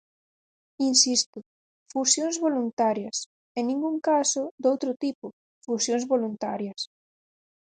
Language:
Galician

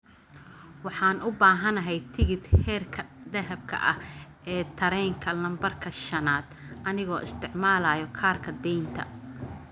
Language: Somali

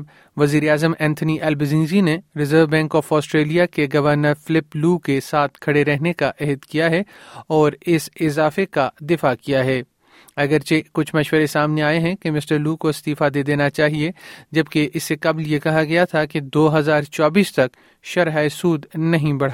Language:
Urdu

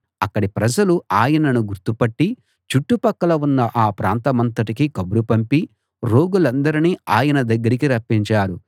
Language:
Telugu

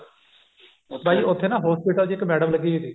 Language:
Punjabi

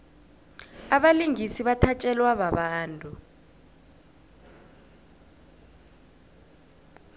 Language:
South Ndebele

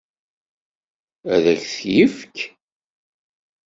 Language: Kabyle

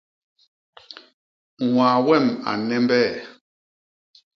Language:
Basaa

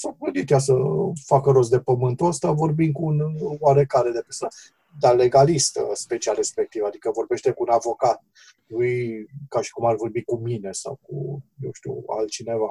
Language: Romanian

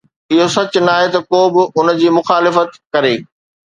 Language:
Sindhi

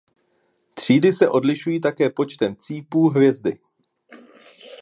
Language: Czech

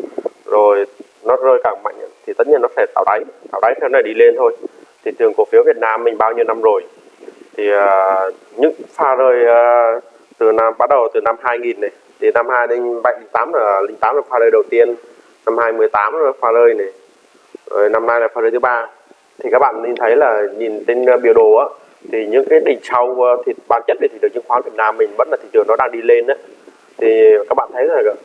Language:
Vietnamese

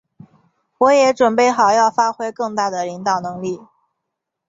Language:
Chinese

